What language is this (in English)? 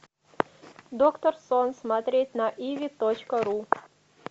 Russian